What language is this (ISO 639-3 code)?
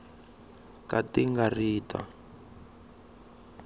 tso